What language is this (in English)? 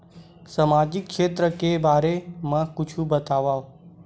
Chhattisgarhi